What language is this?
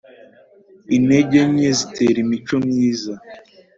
Kinyarwanda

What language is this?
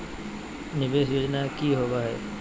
Magahi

